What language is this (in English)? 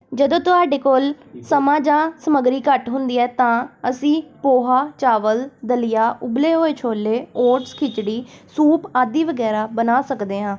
Punjabi